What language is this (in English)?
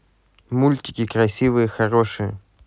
Russian